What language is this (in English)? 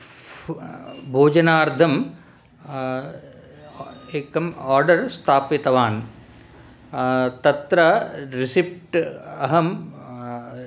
Sanskrit